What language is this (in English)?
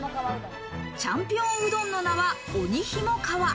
Japanese